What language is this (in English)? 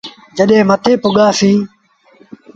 Sindhi Bhil